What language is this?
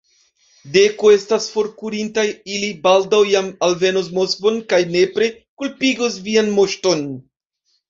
Esperanto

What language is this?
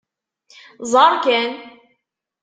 Kabyle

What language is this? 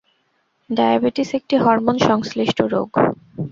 Bangla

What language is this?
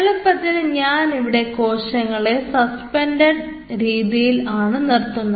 Malayalam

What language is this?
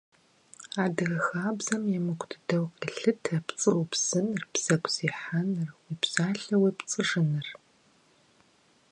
Kabardian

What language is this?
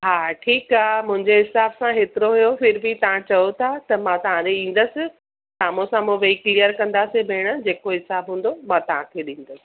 Sindhi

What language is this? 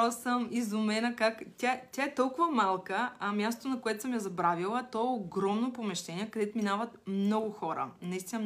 Bulgarian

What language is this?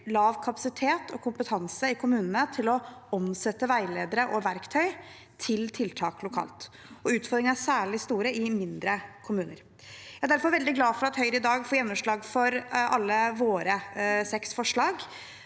Norwegian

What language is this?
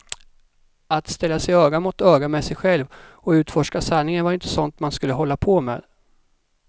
Swedish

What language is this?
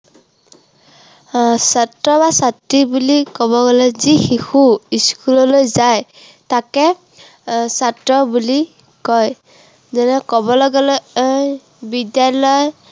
Assamese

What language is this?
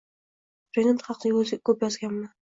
Uzbek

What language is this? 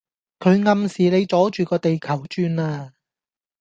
Cantonese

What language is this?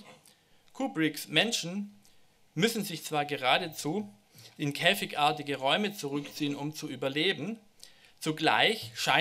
German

